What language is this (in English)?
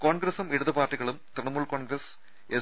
Malayalam